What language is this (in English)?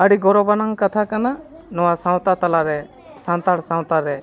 Santali